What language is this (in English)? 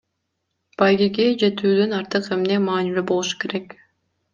Kyrgyz